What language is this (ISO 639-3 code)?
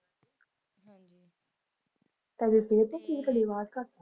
pan